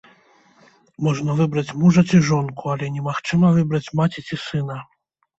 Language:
Belarusian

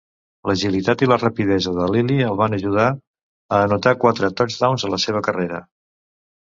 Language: Catalan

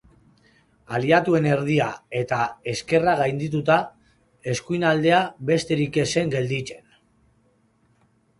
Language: Basque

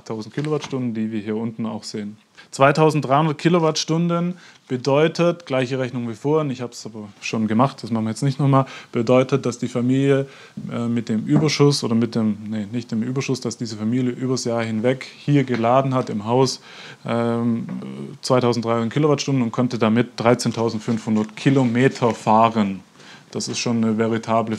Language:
German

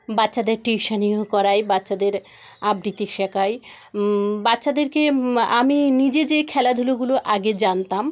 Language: Bangla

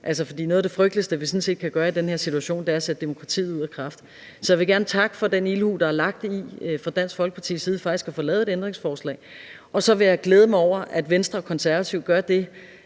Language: Danish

